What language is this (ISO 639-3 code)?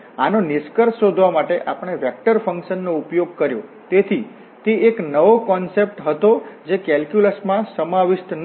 guj